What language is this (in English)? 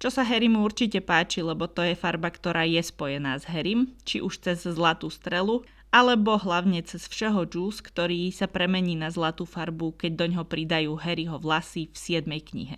Slovak